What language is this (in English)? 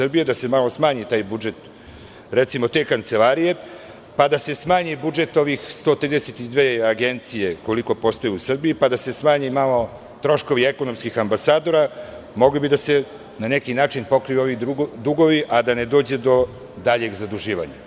Serbian